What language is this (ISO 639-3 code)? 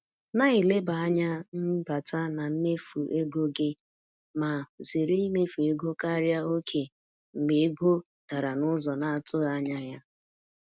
ibo